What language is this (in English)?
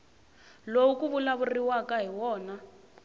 Tsonga